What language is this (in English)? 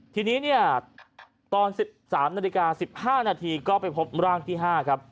Thai